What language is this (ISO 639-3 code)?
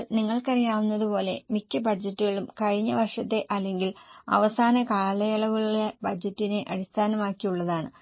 mal